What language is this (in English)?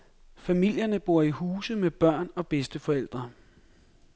Danish